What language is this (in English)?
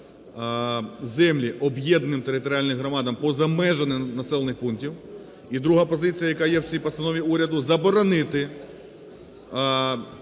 Ukrainian